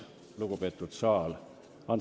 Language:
Estonian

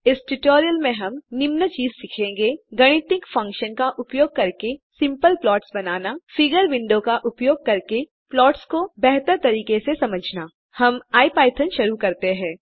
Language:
Hindi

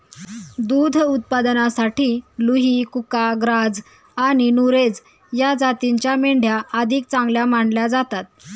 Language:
Marathi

